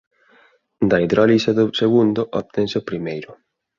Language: Galician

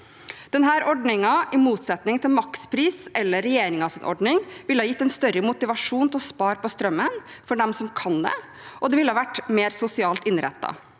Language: Norwegian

